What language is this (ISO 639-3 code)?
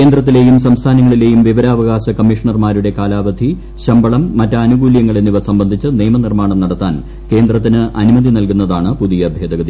mal